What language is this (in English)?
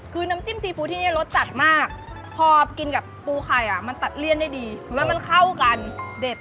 Thai